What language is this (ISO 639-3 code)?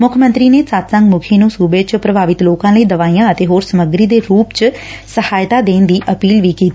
pan